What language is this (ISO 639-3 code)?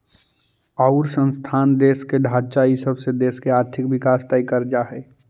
mag